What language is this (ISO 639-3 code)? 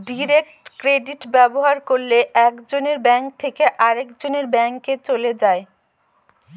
ben